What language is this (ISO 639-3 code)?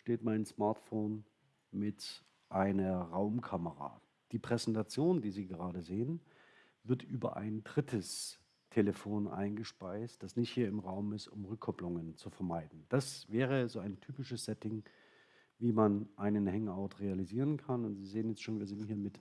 deu